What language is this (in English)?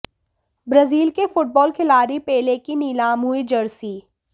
Hindi